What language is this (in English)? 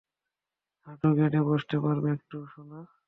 Bangla